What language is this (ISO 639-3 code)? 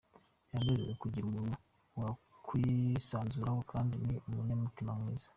kin